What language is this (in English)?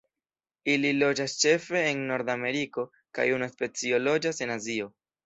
Esperanto